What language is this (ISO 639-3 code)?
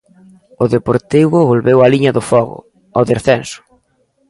glg